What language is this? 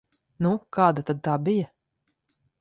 Latvian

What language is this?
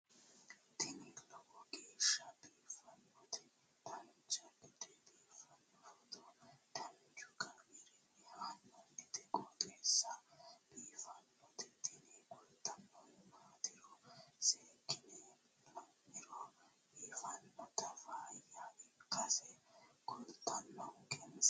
Sidamo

